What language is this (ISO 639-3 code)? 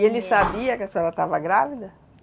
por